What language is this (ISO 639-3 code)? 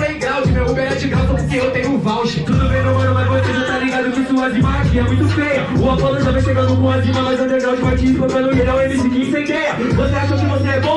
por